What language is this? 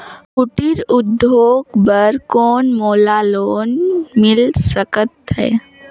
Chhattisgarhi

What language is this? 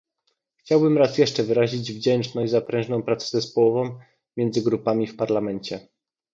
Polish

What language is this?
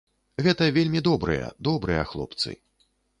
Belarusian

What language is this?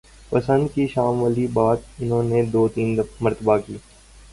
Urdu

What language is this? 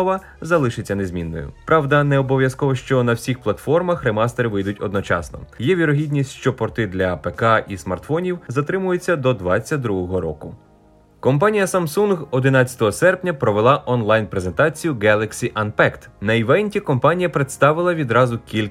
Ukrainian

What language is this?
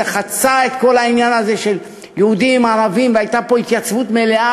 Hebrew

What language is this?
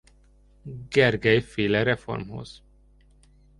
Hungarian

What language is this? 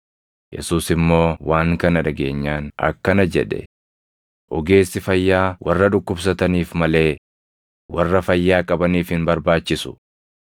Oromo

